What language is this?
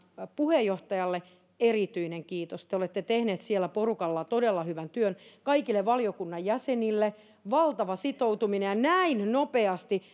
Finnish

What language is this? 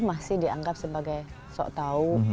Indonesian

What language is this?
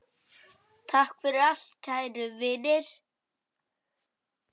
Icelandic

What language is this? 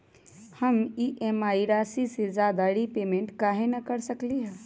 Magahi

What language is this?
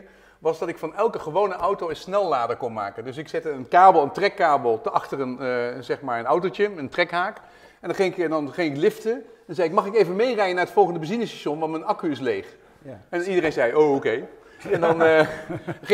Dutch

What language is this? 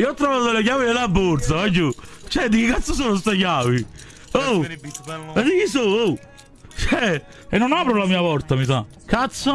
Italian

